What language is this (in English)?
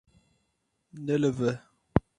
Kurdish